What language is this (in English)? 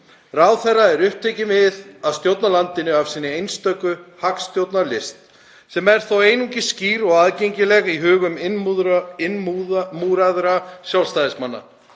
Icelandic